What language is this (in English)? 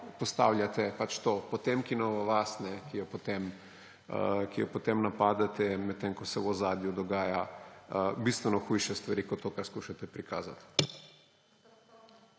Slovenian